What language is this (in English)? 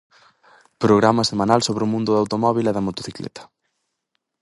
Galician